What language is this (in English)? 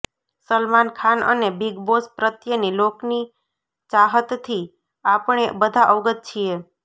Gujarati